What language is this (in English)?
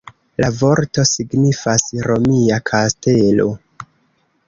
Esperanto